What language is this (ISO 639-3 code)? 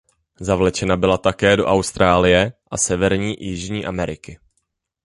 ces